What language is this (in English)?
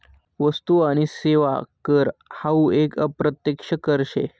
Marathi